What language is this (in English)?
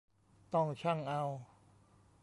Thai